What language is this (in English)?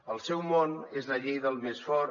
Catalan